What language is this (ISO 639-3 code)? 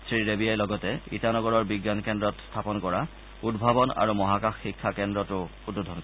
asm